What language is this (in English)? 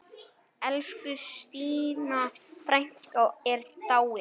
Icelandic